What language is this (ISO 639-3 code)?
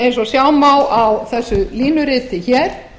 isl